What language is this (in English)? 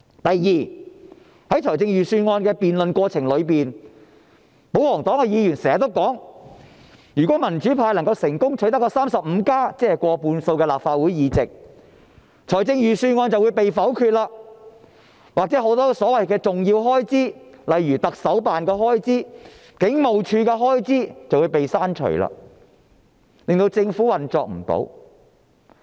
Cantonese